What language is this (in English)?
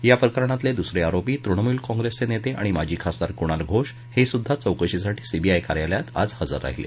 Marathi